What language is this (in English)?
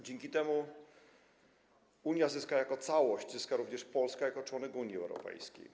Polish